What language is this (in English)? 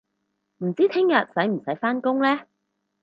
Cantonese